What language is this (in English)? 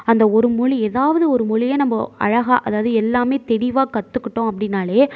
Tamil